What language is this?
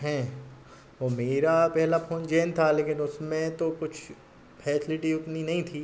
Hindi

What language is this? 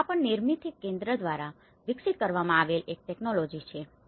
Gujarati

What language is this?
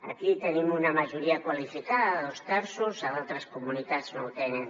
Catalan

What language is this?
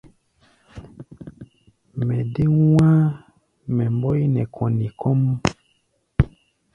Gbaya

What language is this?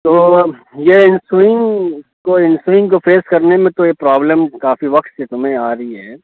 Urdu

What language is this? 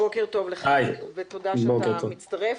Hebrew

